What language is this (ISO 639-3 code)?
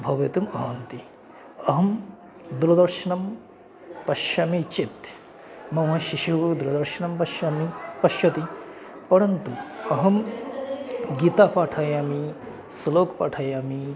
san